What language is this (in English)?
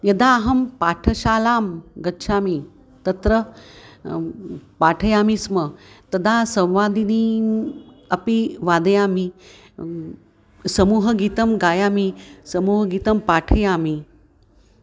Sanskrit